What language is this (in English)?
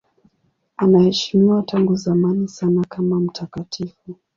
Swahili